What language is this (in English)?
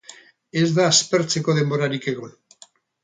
Basque